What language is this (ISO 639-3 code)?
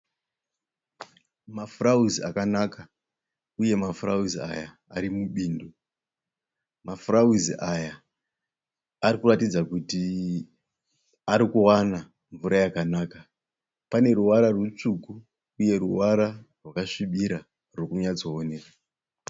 sna